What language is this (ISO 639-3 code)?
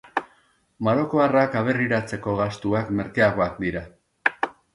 eus